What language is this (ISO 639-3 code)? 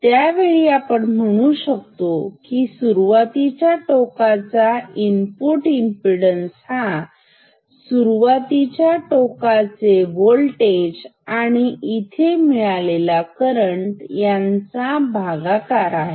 mar